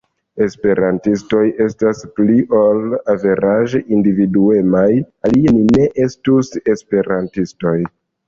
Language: Esperanto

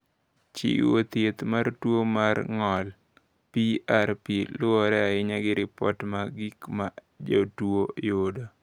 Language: Luo (Kenya and Tanzania)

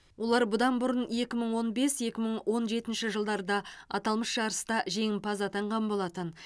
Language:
Kazakh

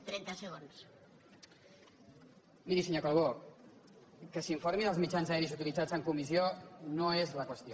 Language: Catalan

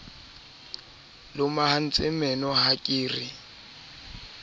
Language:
Southern Sotho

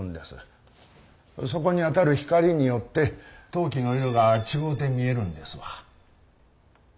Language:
Japanese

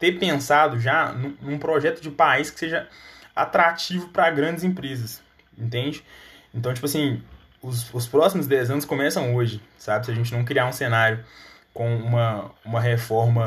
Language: Portuguese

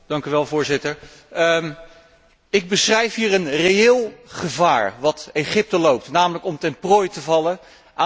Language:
Dutch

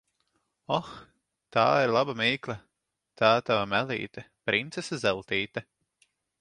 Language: Latvian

